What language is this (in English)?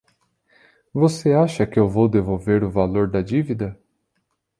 Portuguese